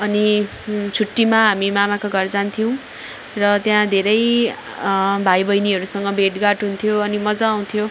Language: Nepali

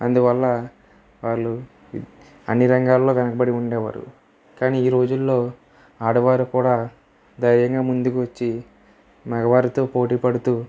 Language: Telugu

